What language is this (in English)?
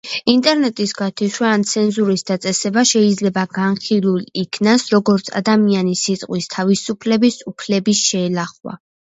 Georgian